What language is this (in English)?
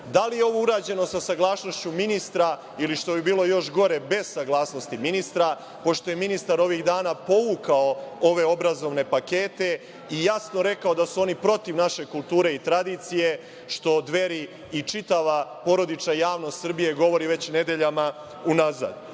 Serbian